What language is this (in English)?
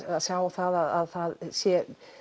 Icelandic